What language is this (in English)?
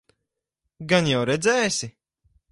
Latvian